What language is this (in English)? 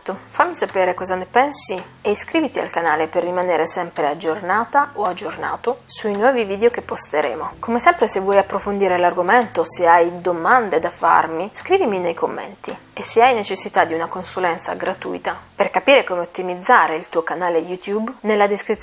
Italian